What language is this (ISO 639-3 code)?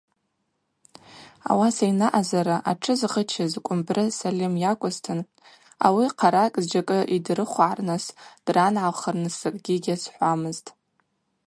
abq